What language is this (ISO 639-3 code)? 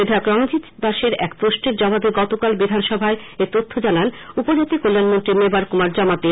ben